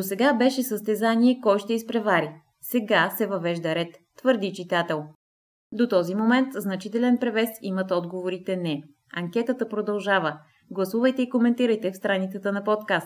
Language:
Bulgarian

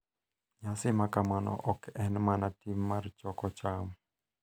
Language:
Luo (Kenya and Tanzania)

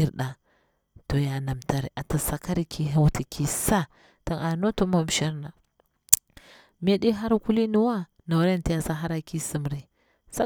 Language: Bura-Pabir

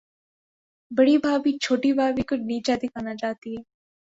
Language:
Urdu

